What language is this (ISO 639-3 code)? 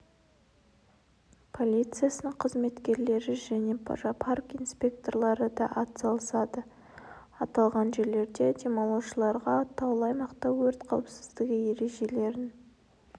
kaz